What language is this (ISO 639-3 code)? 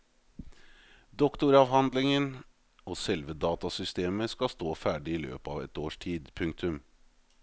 nor